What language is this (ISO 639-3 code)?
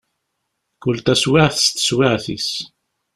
kab